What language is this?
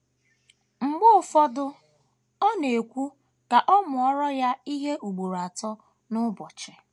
Igbo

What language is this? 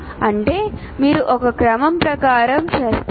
Telugu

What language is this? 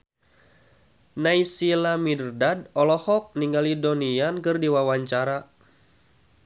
Sundanese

